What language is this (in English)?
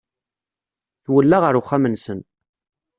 Kabyle